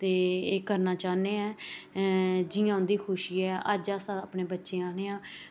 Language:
Dogri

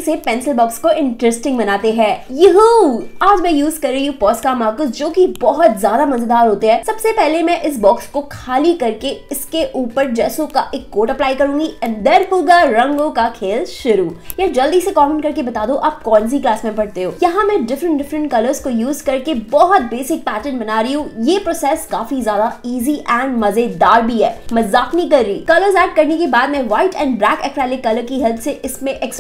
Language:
Hindi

